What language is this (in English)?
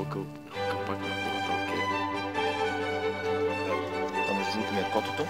Bulgarian